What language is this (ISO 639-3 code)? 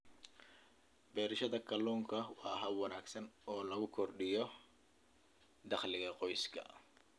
som